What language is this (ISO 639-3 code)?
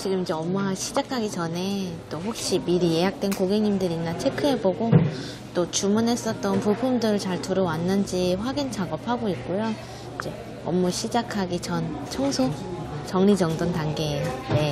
kor